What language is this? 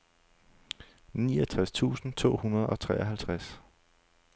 Danish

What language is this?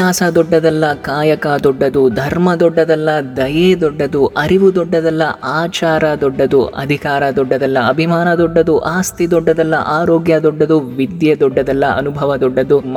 Telugu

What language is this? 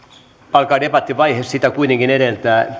Finnish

